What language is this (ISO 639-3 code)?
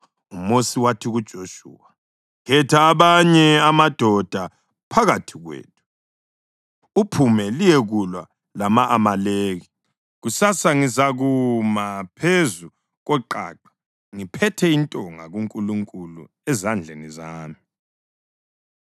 nde